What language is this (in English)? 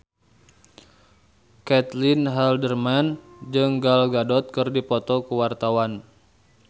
Sundanese